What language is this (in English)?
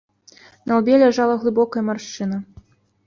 Belarusian